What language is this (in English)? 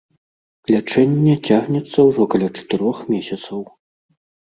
Belarusian